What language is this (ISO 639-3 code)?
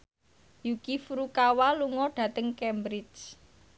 jav